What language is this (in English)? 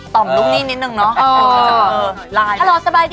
Thai